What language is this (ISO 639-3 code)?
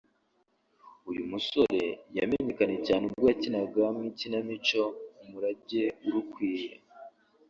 kin